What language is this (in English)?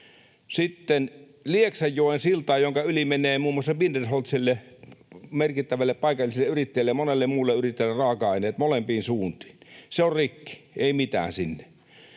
Finnish